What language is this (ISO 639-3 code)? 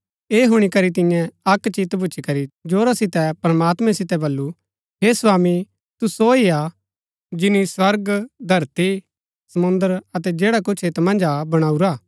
gbk